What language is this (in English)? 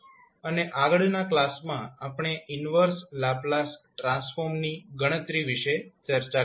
Gujarati